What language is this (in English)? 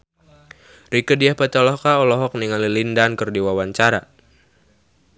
Sundanese